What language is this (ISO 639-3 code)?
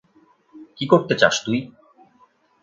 ben